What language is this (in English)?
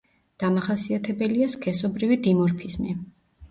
Georgian